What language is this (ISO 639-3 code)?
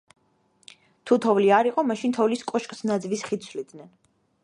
kat